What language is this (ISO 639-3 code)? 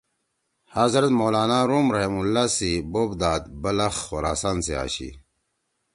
trw